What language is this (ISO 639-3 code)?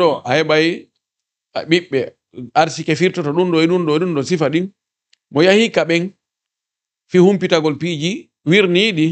ara